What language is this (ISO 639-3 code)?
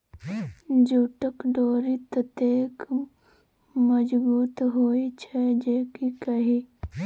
mai